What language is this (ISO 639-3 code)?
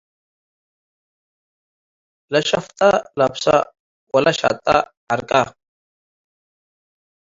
tig